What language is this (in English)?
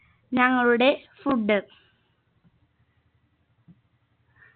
Malayalam